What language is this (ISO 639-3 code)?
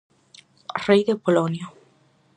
glg